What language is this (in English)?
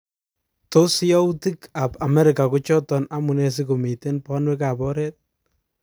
Kalenjin